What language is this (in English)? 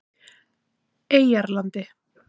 Icelandic